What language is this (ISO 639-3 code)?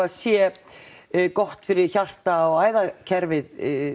isl